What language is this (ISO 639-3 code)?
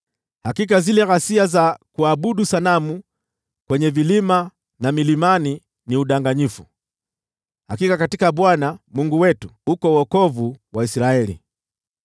swa